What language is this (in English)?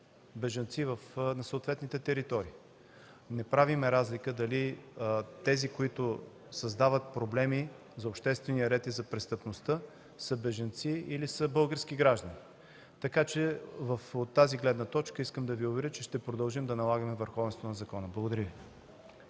Bulgarian